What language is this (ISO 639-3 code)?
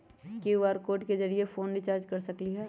mag